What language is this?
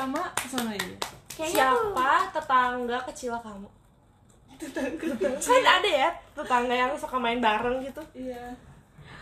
Indonesian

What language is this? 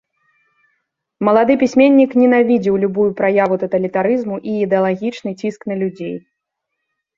Belarusian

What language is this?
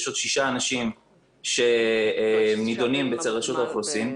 Hebrew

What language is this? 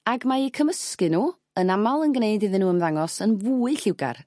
Welsh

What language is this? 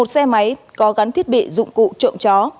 Vietnamese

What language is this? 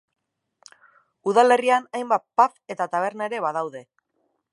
Basque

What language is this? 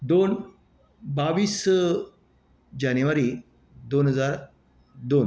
Konkani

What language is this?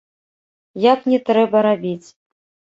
Belarusian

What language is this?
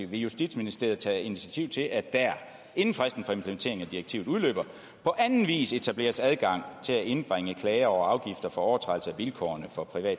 Danish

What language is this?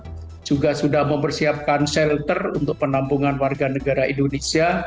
Indonesian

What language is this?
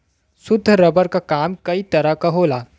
Bhojpuri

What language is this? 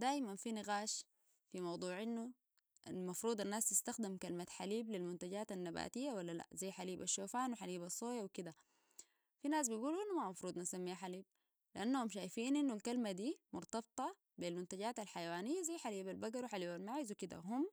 Sudanese Arabic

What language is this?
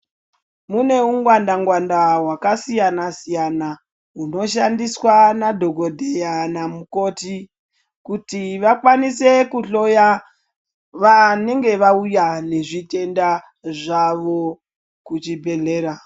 Ndau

